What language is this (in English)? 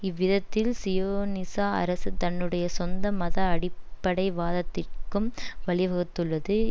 Tamil